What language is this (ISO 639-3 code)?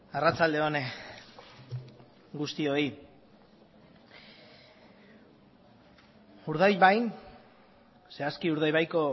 eus